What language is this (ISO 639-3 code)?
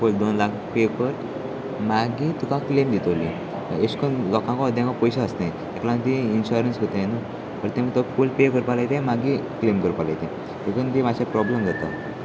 kok